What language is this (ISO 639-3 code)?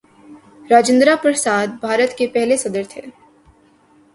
urd